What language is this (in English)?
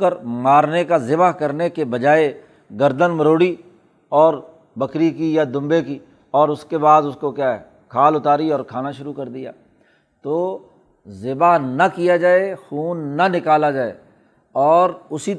Urdu